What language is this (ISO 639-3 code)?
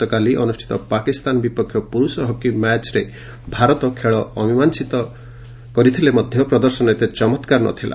ori